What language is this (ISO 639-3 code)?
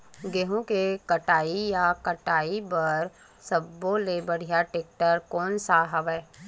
hne